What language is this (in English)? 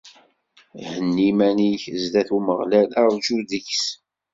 Kabyle